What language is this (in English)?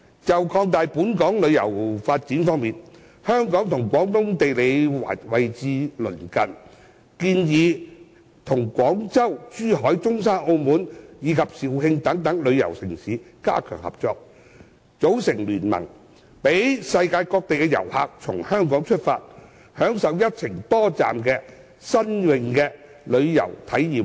Cantonese